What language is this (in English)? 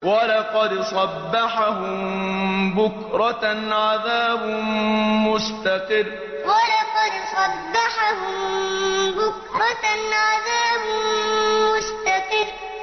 Arabic